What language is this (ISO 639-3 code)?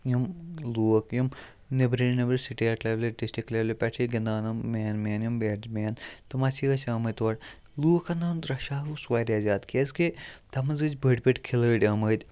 kas